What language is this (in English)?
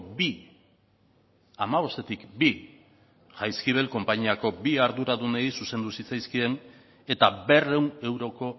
Basque